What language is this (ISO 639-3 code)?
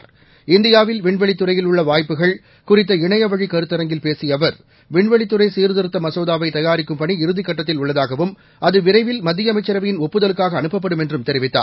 tam